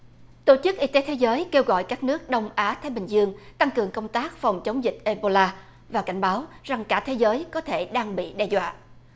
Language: Vietnamese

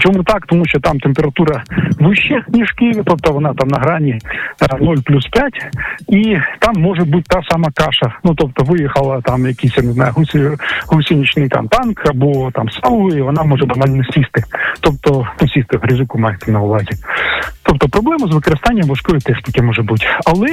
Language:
Ukrainian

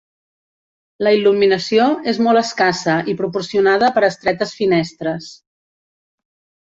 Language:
Catalan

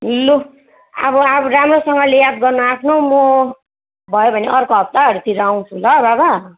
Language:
Nepali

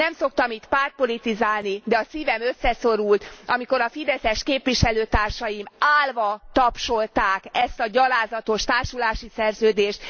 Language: Hungarian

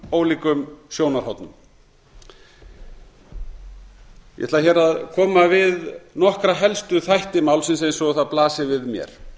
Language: Icelandic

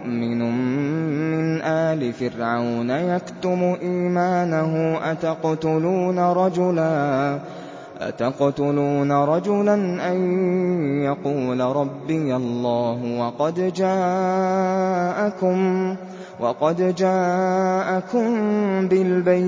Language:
Arabic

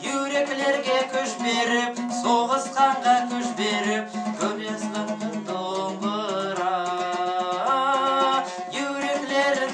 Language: Turkish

